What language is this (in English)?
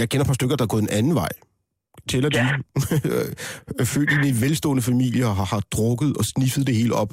Danish